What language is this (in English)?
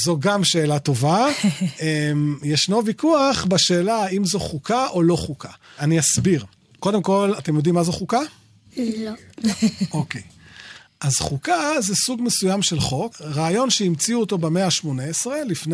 Hebrew